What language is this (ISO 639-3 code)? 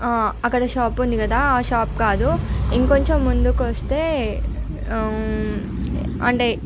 tel